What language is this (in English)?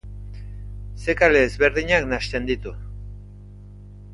Basque